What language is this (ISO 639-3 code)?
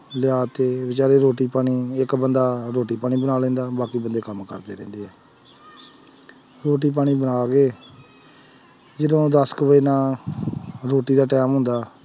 pan